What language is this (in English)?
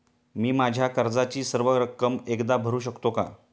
Marathi